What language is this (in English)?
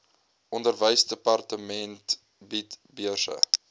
Afrikaans